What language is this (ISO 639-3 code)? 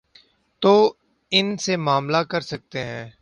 urd